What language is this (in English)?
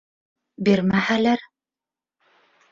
Bashkir